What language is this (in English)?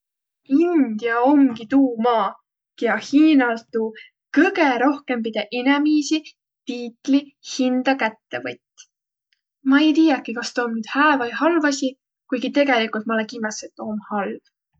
Võro